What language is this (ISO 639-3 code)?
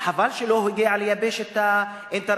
heb